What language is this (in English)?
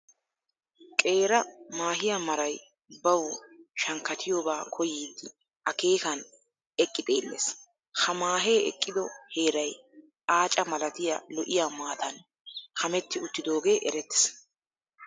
Wolaytta